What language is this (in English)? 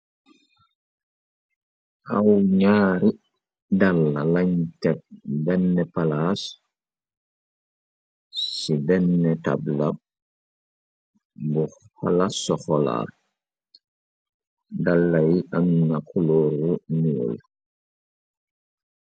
Wolof